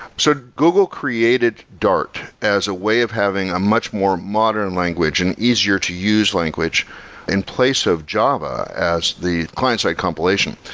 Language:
English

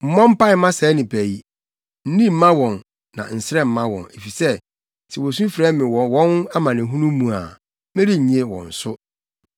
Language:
Akan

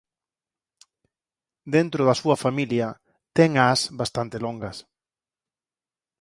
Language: Galician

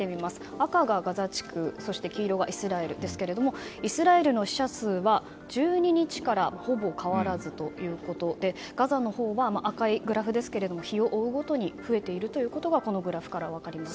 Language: Japanese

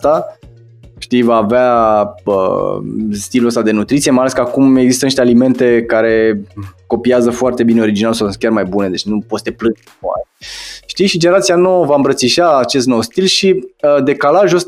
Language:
Romanian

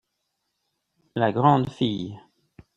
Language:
French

